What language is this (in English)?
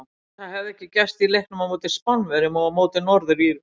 Icelandic